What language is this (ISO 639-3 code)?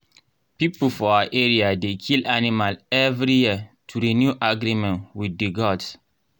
pcm